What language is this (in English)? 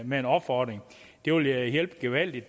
Danish